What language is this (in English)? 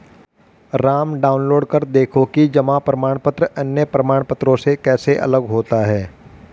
Hindi